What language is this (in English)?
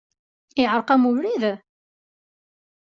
Kabyle